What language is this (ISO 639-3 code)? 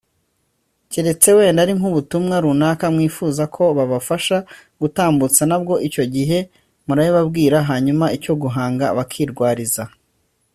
kin